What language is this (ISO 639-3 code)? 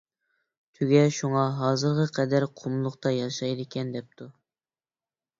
uig